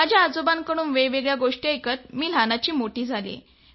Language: Marathi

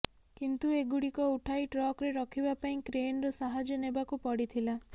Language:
Odia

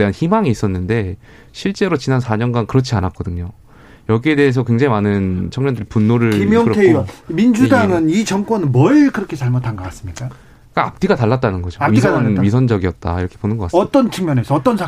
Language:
Korean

